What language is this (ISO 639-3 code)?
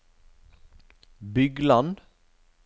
nor